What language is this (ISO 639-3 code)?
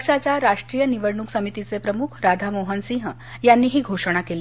mar